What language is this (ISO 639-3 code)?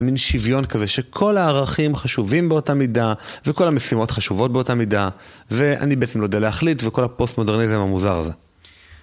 heb